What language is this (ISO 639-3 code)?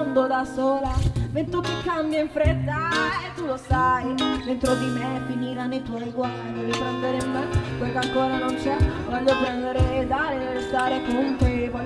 ita